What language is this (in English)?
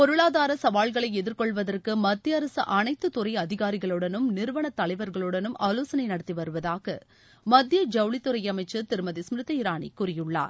Tamil